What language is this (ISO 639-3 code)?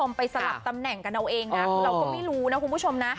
tha